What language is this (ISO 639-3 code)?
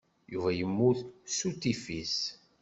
kab